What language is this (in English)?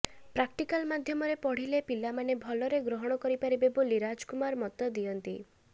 Odia